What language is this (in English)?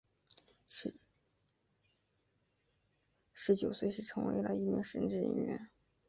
Chinese